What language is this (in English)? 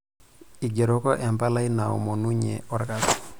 Masai